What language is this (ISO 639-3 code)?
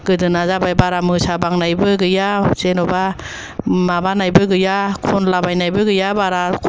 brx